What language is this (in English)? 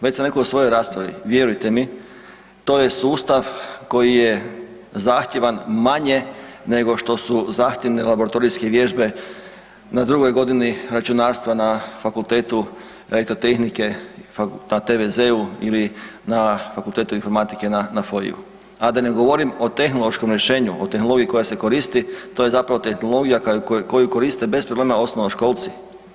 Croatian